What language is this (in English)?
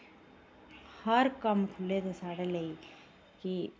Dogri